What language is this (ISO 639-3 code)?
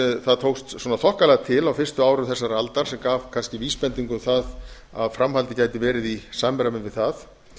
isl